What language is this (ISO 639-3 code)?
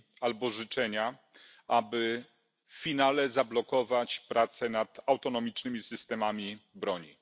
pol